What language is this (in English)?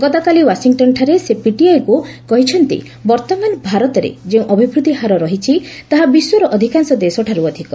Odia